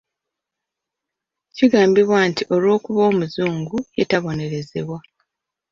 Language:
Ganda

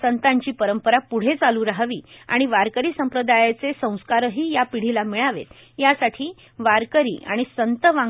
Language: Marathi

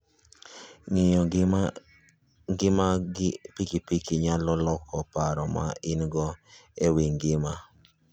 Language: Luo (Kenya and Tanzania)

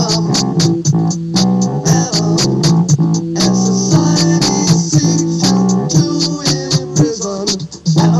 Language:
English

